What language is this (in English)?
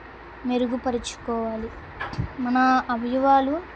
Telugu